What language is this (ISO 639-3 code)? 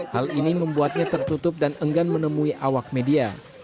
ind